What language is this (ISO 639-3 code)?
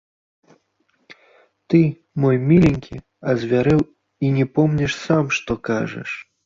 bel